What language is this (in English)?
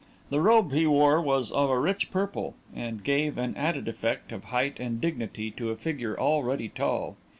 English